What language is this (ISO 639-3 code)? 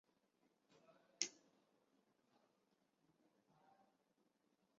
zho